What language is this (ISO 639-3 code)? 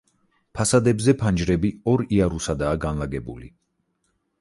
kat